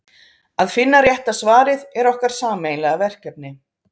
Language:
Icelandic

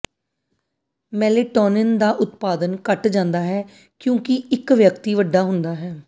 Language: Punjabi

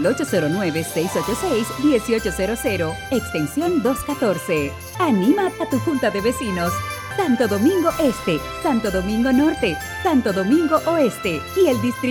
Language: Spanish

